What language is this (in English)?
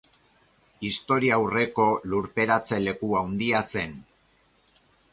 Basque